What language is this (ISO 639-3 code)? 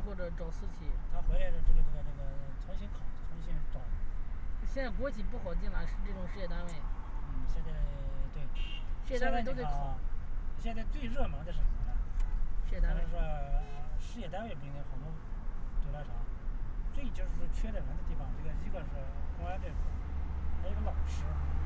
zho